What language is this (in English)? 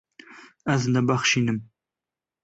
Kurdish